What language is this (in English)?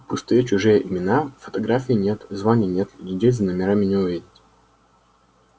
Russian